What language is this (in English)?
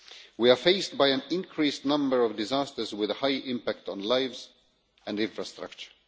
English